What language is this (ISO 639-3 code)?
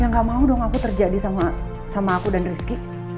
ind